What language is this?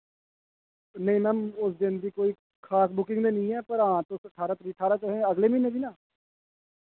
Dogri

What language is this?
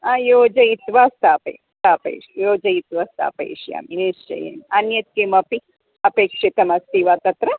Sanskrit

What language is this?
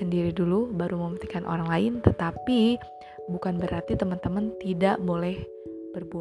Indonesian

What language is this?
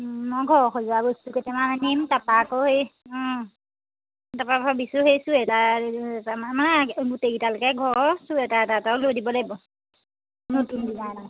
Assamese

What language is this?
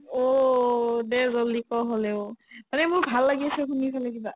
Assamese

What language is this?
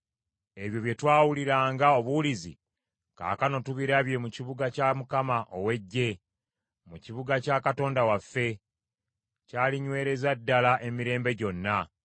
Ganda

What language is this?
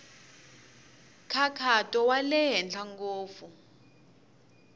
Tsonga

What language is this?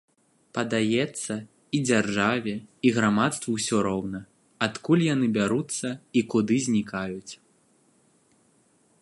Belarusian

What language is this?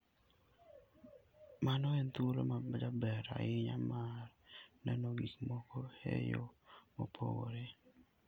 Luo (Kenya and Tanzania)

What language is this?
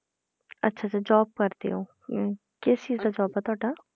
Punjabi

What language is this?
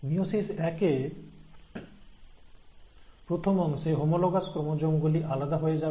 Bangla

